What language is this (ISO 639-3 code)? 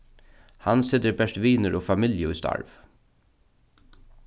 fao